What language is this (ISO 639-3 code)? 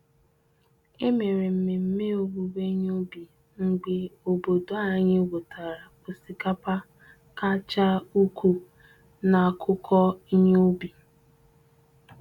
ibo